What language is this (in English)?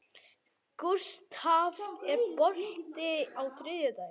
Icelandic